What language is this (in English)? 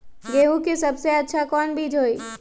Magahi